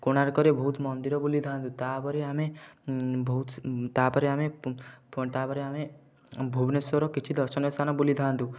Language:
Odia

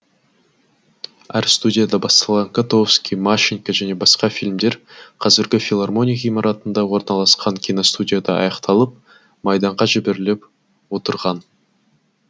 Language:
Kazakh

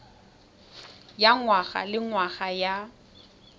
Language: Tswana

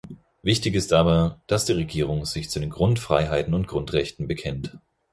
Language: German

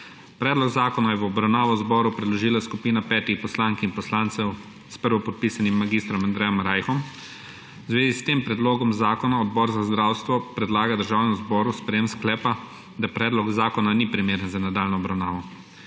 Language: Slovenian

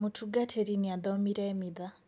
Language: Kikuyu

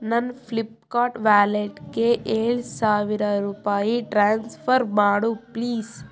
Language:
Kannada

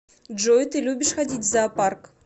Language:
Russian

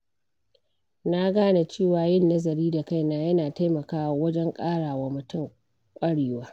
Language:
Hausa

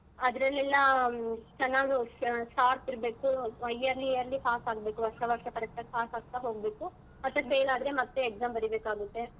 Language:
Kannada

